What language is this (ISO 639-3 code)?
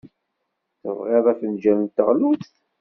kab